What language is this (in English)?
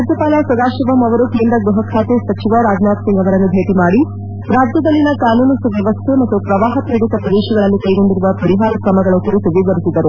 Kannada